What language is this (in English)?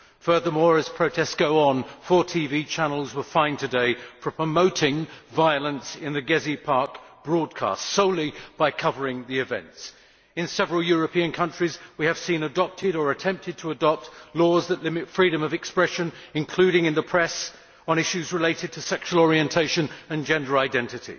English